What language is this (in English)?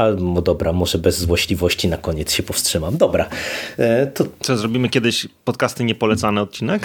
Polish